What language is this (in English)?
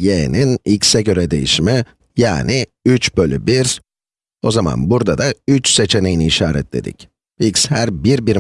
Turkish